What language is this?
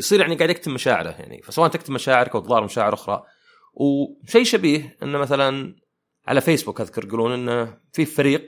Arabic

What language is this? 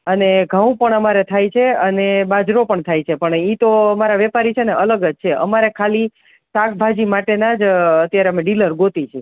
Gujarati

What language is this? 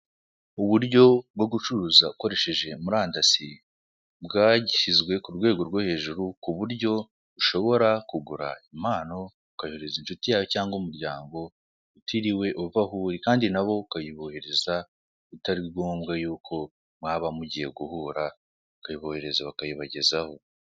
Kinyarwanda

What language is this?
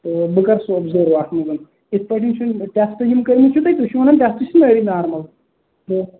Kashmiri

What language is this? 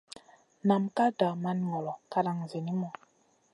Masana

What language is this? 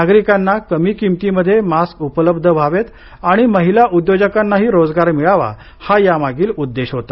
Marathi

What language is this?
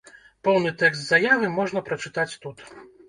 Belarusian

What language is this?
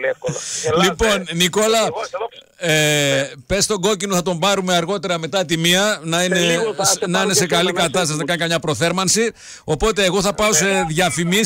Greek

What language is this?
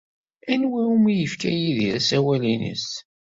Kabyle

